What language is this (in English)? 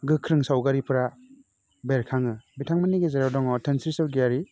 Bodo